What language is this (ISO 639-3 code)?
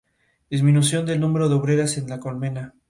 spa